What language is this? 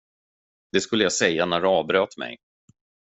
Swedish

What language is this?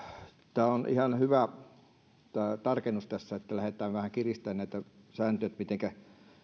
Finnish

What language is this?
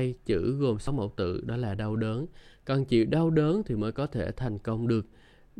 Vietnamese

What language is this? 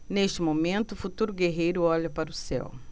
Portuguese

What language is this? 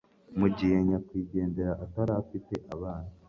Kinyarwanda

